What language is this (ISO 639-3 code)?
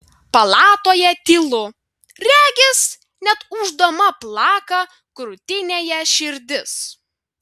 lit